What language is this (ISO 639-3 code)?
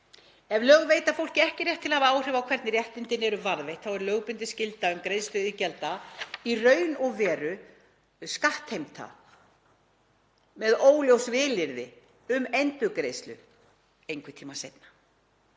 isl